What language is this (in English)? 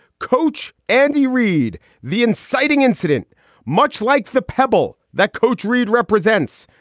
English